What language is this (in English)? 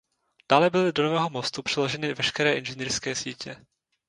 Czech